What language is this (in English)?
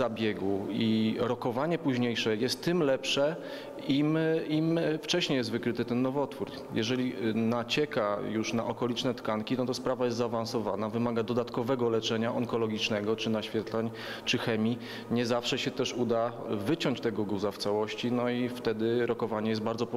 Polish